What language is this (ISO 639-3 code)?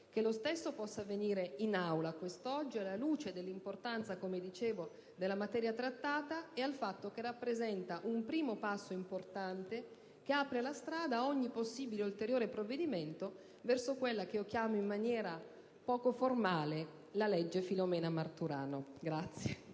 ita